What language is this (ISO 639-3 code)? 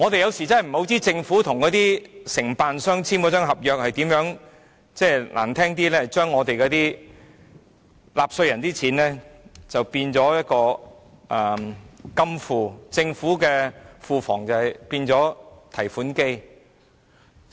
yue